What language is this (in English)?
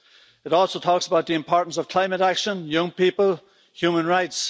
English